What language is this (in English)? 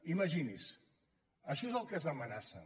Catalan